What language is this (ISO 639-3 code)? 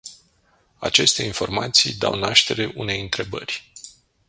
ron